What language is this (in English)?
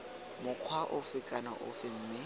Tswana